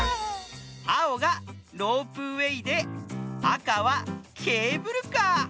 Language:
Japanese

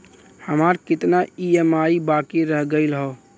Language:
Bhojpuri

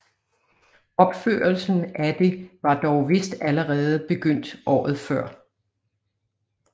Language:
Danish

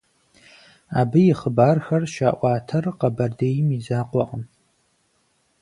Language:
Kabardian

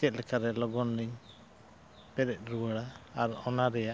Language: Santali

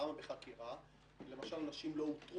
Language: Hebrew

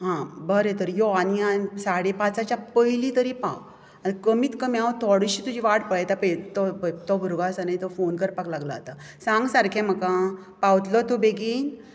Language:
Konkani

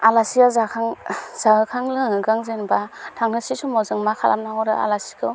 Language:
Bodo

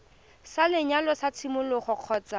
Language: Tswana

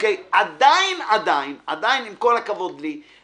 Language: Hebrew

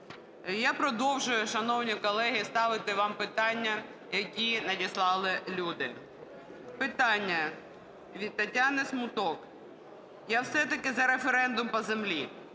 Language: Ukrainian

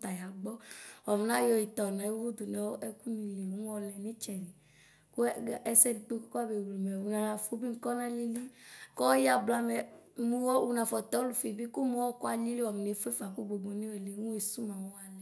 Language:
Ikposo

